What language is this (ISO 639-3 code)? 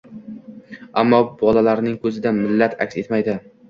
uzb